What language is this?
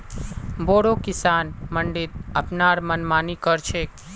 Magahi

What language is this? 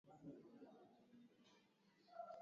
Swahili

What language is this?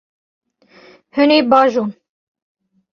Kurdish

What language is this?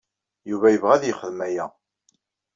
Kabyle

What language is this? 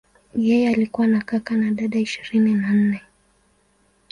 Swahili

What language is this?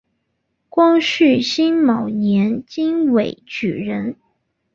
Chinese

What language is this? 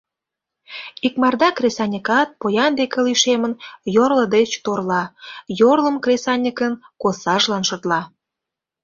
Mari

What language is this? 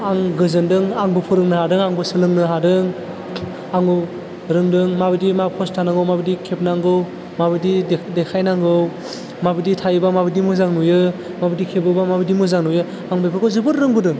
Bodo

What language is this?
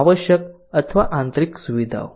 Gujarati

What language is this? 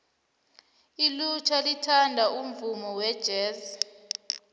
South Ndebele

